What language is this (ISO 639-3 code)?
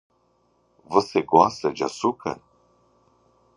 por